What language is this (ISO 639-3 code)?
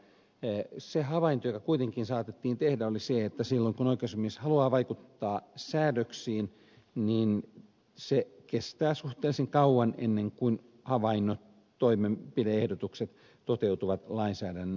fin